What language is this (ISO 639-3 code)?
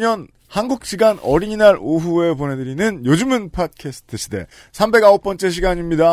kor